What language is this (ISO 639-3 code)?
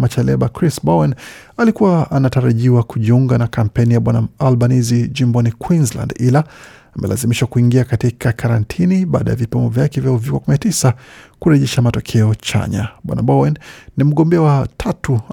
swa